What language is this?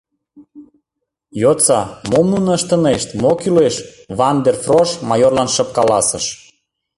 Mari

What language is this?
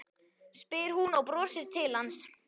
Icelandic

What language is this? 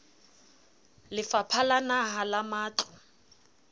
Southern Sotho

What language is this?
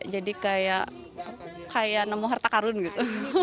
Indonesian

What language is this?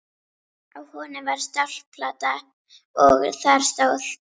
Icelandic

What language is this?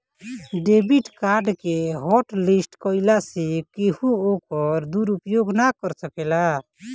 Bhojpuri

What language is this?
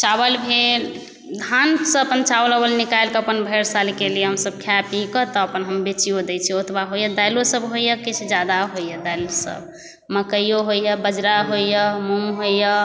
Maithili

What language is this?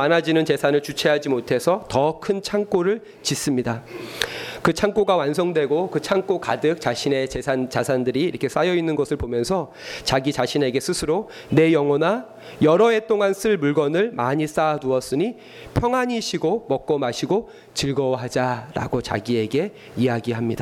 Korean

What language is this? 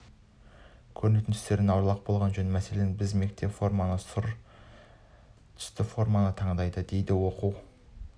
Kazakh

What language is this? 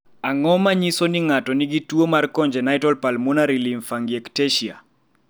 Luo (Kenya and Tanzania)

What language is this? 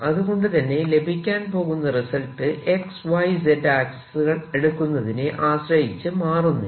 Malayalam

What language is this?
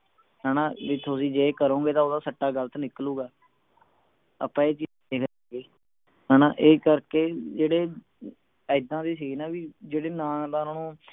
Punjabi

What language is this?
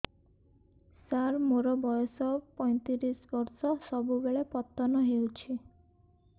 Odia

